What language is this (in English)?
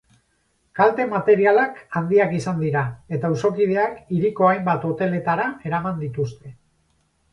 Basque